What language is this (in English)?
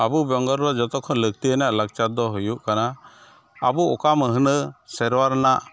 Santali